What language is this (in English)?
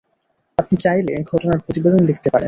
Bangla